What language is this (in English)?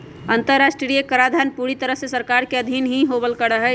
Magahi